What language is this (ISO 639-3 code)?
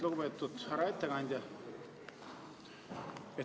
est